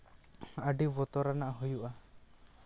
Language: Santali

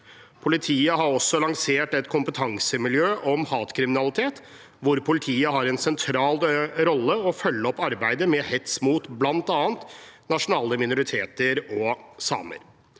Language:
Norwegian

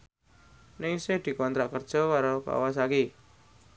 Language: Javanese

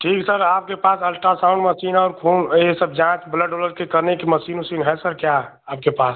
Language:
Hindi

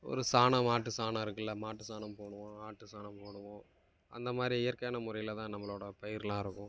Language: Tamil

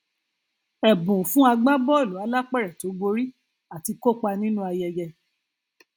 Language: Yoruba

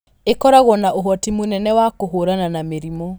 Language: Kikuyu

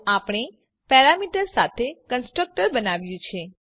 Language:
Gujarati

